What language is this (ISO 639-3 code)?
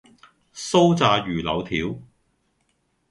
yue